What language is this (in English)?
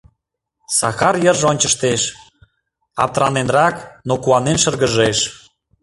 Mari